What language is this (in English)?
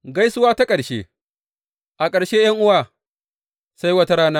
Hausa